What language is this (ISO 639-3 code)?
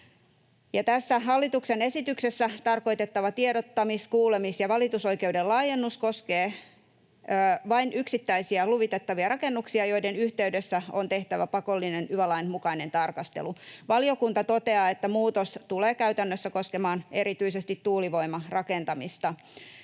fin